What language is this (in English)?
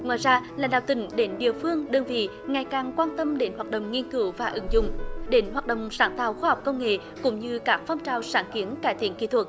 Vietnamese